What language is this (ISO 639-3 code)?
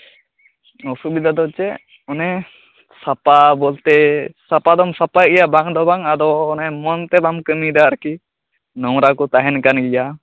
sat